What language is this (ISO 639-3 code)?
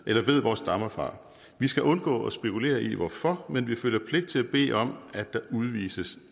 dan